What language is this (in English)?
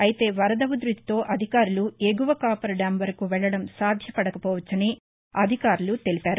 Telugu